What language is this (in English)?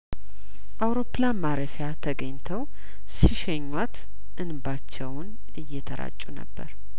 Amharic